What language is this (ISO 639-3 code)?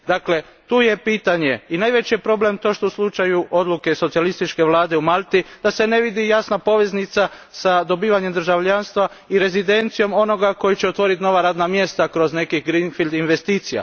hrv